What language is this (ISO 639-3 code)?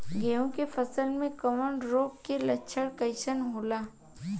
bho